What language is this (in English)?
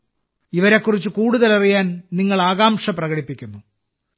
Malayalam